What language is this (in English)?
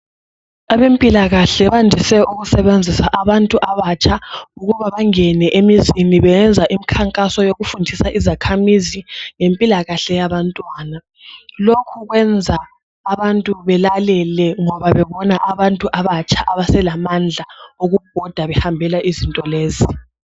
North Ndebele